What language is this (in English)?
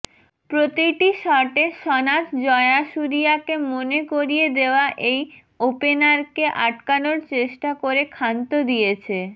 Bangla